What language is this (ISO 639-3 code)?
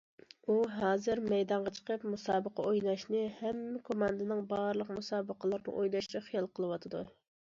uig